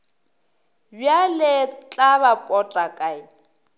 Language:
Northern Sotho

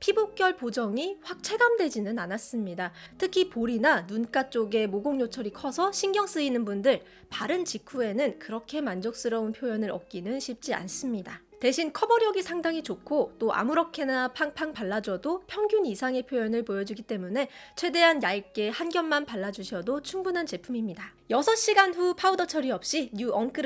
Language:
Korean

